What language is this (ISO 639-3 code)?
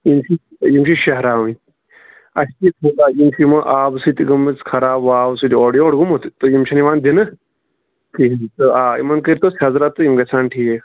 kas